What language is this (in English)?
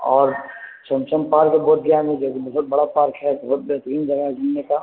Urdu